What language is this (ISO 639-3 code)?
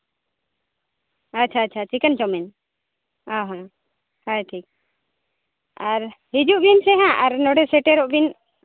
sat